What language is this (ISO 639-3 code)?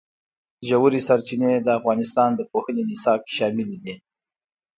pus